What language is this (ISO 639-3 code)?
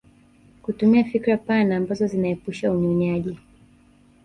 swa